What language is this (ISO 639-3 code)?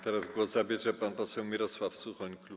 pol